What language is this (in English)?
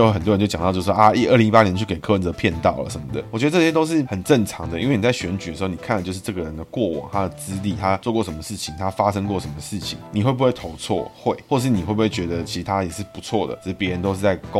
Chinese